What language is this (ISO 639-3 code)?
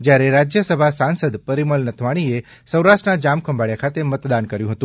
guj